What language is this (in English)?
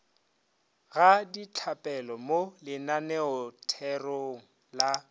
Northern Sotho